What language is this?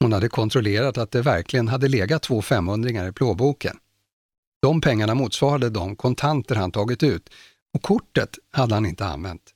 Swedish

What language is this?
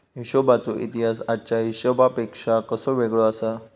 Marathi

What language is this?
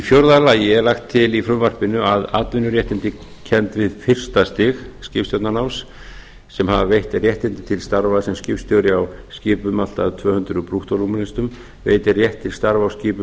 Icelandic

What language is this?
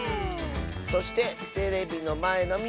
Japanese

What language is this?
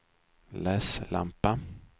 Swedish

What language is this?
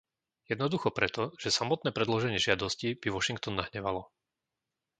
Slovak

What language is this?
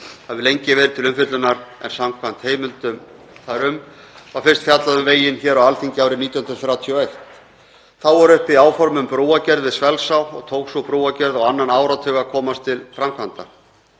Icelandic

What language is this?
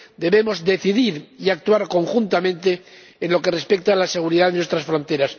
Spanish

